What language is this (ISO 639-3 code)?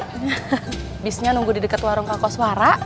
ind